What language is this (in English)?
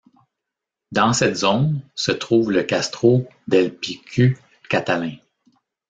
French